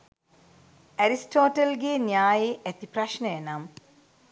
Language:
Sinhala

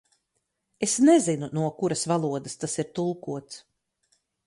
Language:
Latvian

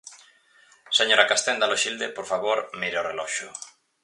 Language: Galician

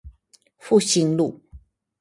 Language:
Chinese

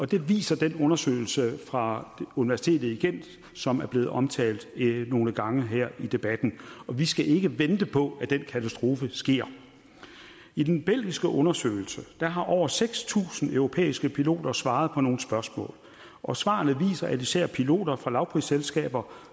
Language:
Danish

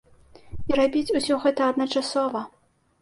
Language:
Belarusian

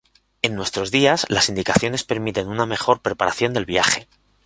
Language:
Spanish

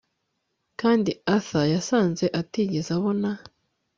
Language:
Kinyarwanda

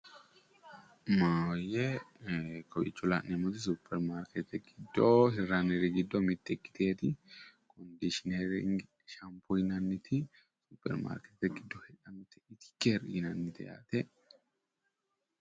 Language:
Sidamo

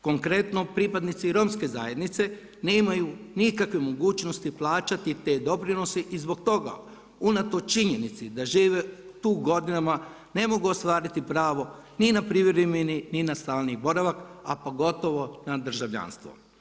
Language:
Croatian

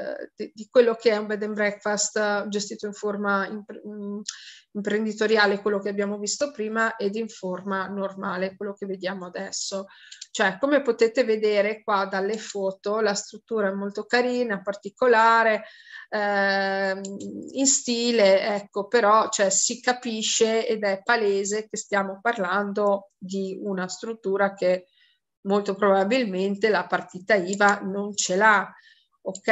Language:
Italian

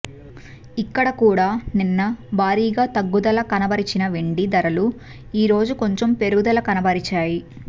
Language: Telugu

